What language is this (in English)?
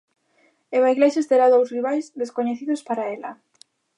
Galician